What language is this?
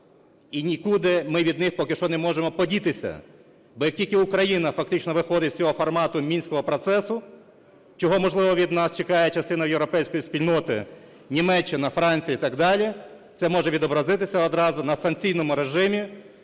Ukrainian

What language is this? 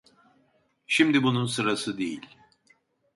Turkish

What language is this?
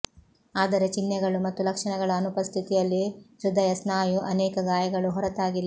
Kannada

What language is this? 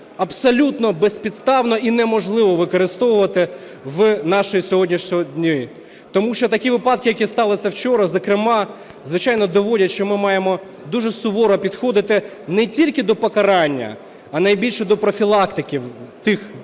Ukrainian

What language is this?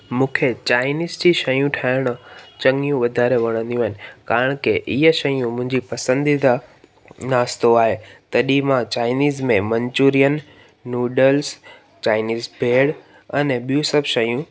Sindhi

